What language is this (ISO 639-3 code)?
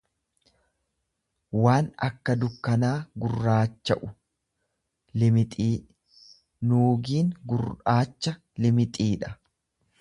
orm